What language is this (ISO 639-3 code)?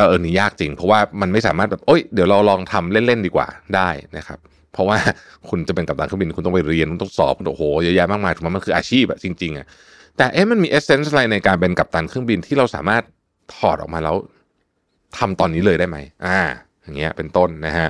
tha